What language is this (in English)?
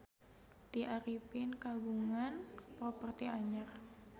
Sundanese